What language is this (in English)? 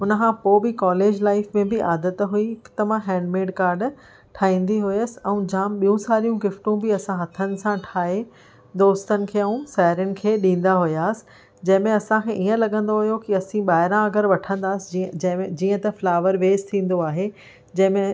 Sindhi